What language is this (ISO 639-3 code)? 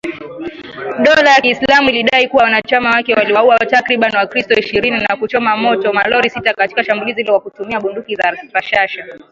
swa